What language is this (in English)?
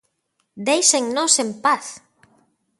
Galician